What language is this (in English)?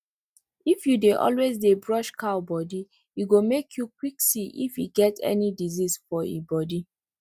Nigerian Pidgin